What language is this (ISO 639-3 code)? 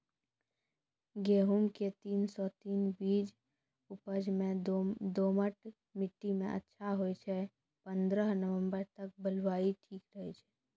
mai